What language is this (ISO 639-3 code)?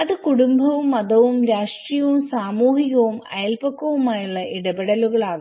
mal